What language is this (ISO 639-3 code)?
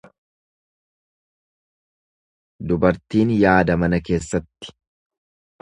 orm